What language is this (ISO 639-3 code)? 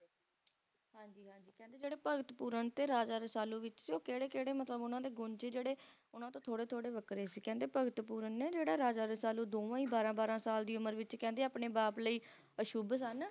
pan